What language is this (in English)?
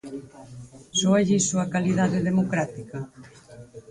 Galician